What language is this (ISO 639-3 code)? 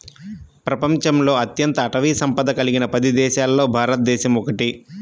tel